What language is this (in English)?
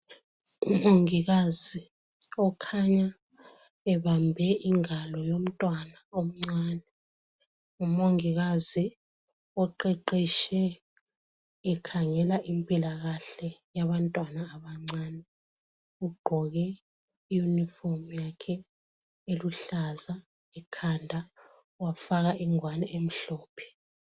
North Ndebele